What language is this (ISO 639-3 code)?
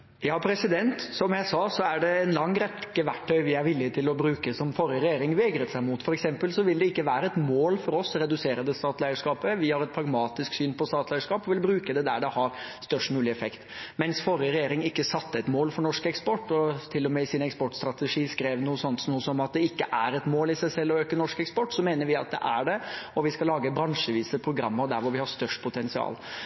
nob